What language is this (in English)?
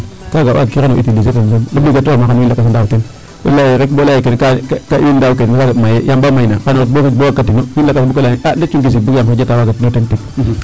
Serer